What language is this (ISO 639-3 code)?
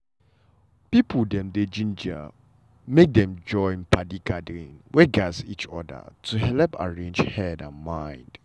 pcm